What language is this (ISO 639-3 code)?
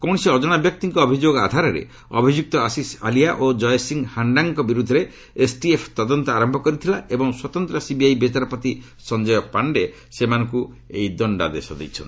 ori